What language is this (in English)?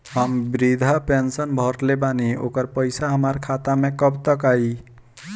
Bhojpuri